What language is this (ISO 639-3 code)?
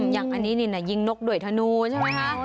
tha